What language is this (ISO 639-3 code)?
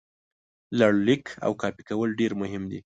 pus